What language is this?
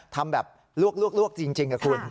Thai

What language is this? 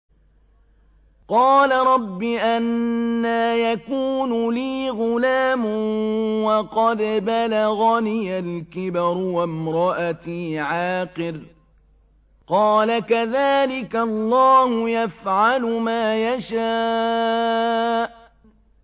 Arabic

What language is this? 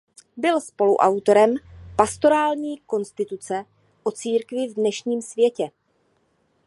Czech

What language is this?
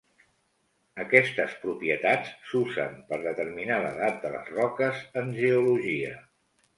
Catalan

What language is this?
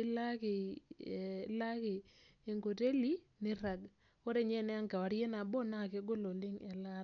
Masai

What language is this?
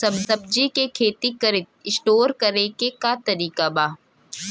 Bhojpuri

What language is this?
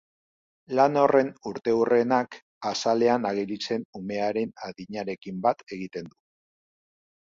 Basque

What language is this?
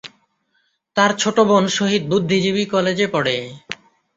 Bangla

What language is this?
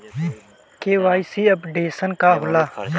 Bhojpuri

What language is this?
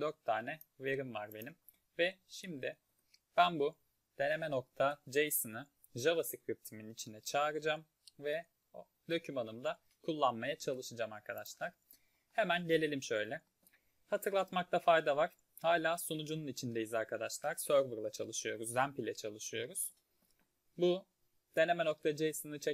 Turkish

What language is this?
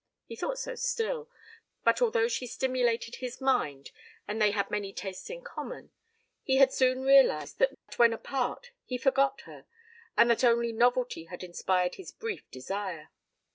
English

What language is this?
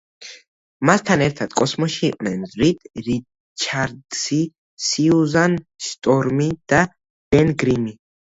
Georgian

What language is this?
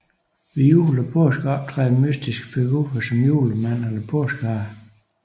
Danish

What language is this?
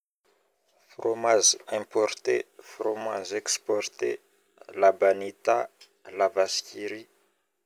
Northern Betsimisaraka Malagasy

